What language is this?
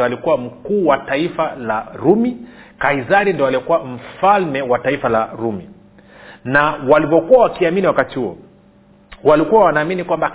Swahili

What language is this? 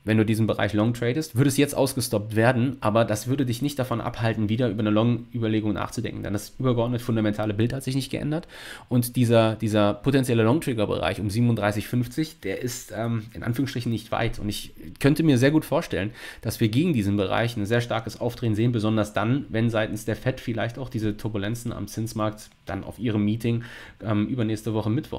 German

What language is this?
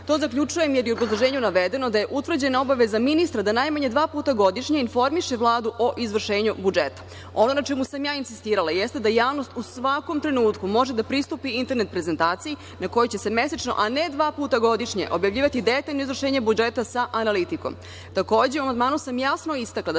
Serbian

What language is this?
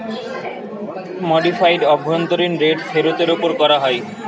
Bangla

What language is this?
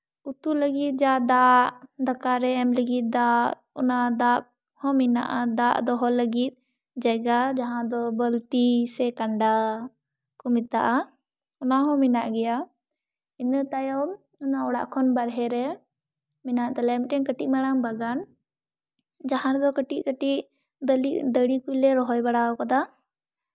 Santali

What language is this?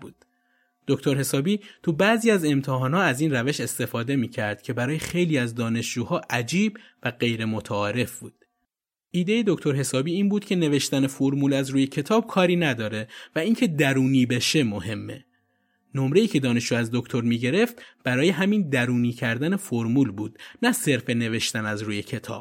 Persian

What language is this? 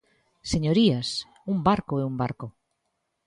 Galician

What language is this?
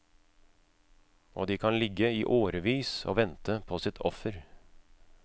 Norwegian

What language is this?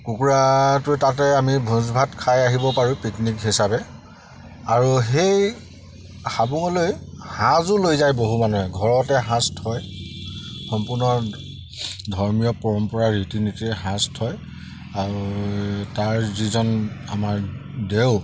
Assamese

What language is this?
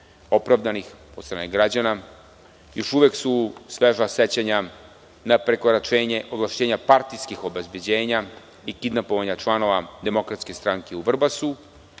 Serbian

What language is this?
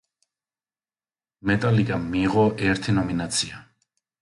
Georgian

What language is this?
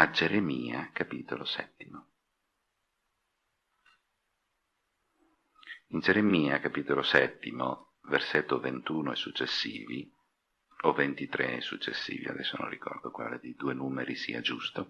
Italian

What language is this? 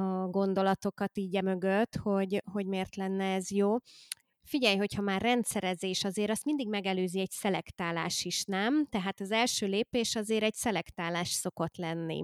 Hungarian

